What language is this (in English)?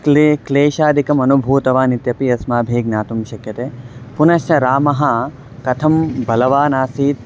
Sanskrit